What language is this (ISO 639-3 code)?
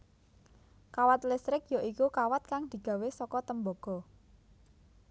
jav